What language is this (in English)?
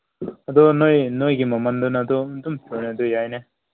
Manipuri